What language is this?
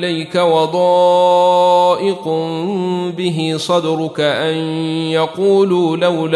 Arabic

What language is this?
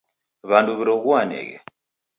Taita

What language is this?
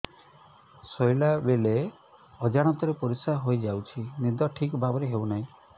Odia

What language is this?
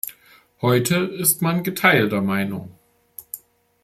German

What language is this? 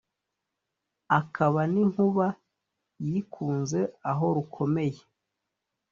Kinyarwanda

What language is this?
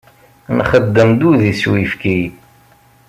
Kabyle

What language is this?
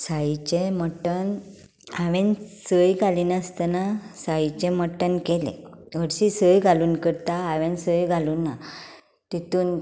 Konkani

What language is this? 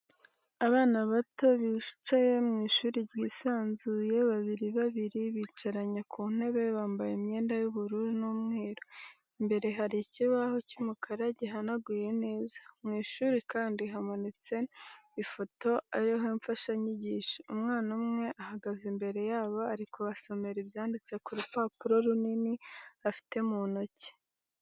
Kinyarwanda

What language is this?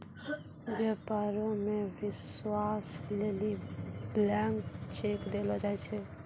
Maithili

